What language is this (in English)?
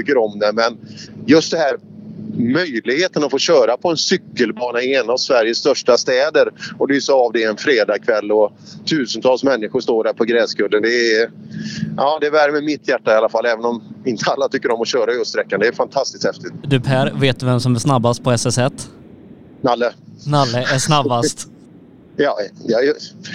Swedish